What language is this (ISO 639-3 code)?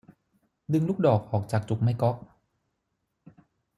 tha